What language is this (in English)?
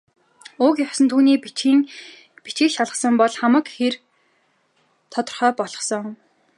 Mongolian